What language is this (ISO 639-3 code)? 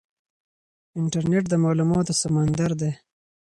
pus